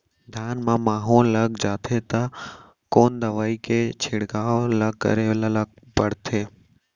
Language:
Chhattisgarhi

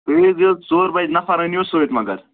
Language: Kashmiri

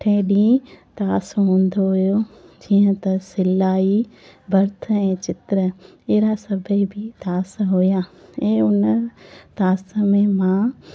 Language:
Sindhi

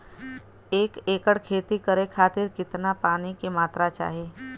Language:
Bhojpuri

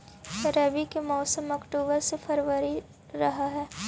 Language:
Magahi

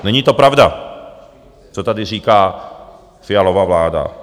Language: Czech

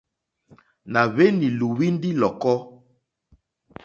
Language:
Mokpwe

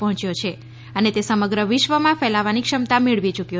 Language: Gujarati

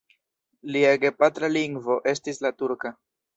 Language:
Esperanto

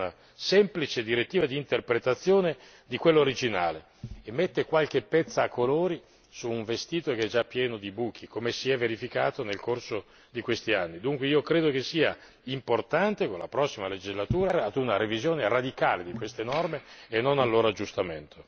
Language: Italian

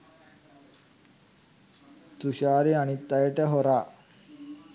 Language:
Sinhala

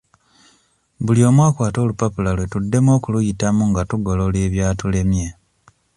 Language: Ganda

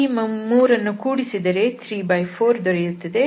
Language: Kannada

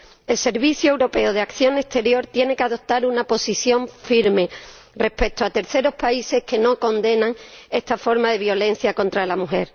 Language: Spanish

